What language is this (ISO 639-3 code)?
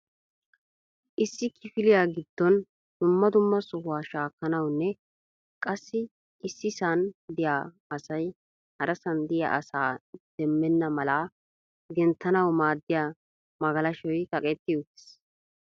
wal